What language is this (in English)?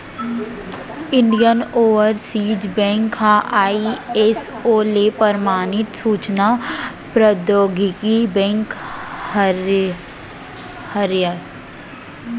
Chhattisgarhi